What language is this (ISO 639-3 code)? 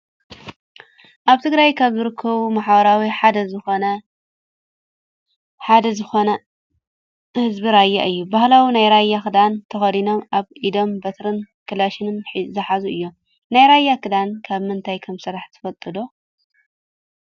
tir